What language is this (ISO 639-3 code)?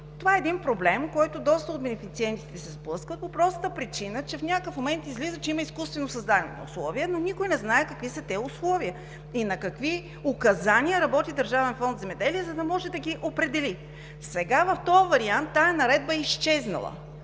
bul